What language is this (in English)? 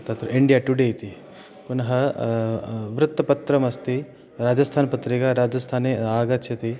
Sanskrit